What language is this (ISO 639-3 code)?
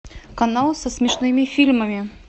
rus